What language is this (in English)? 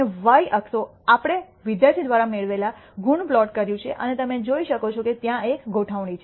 Gujarati